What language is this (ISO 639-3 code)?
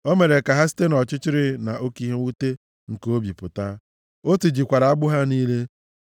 ibo